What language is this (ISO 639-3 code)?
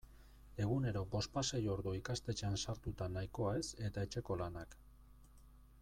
eus